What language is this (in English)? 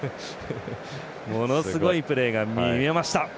Japanese